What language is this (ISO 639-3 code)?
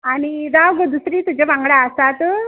kok